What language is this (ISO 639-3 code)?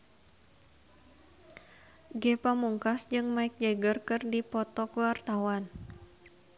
sun